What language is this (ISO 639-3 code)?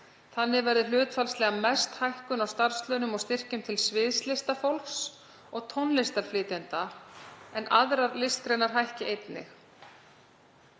isl